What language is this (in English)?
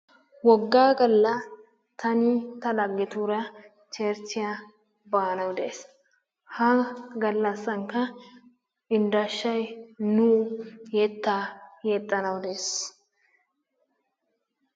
Wolaytta